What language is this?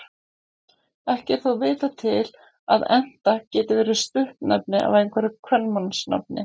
Icelandic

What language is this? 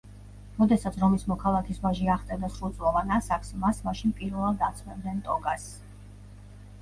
Georgian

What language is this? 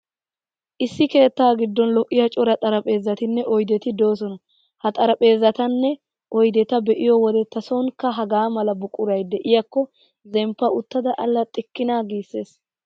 Wolaytta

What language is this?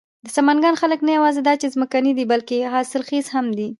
Pashto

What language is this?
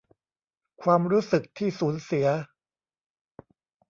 Thai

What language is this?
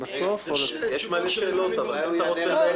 Hebrew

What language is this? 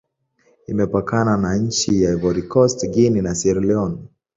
Swahili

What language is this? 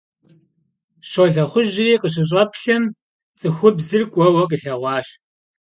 Kabardian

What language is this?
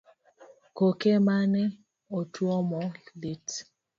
Luo (Kenya and Tanzania)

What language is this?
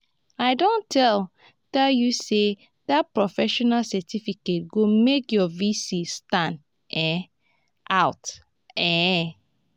Nigerian Pidgin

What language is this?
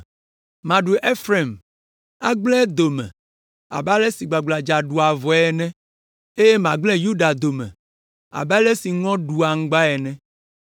Ewe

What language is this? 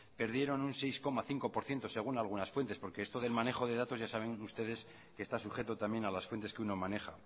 Spanish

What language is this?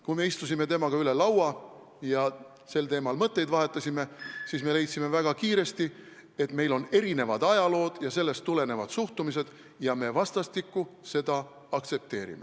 Estonian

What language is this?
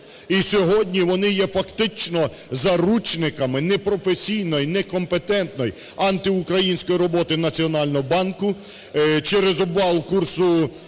Ukrainian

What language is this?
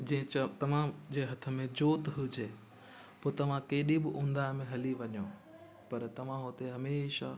Sindhi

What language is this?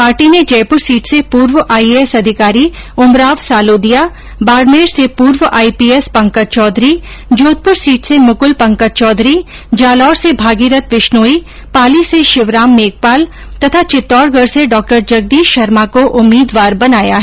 Hindi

